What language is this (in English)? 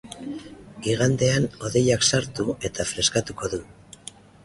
Basque